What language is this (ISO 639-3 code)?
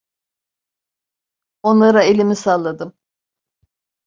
tur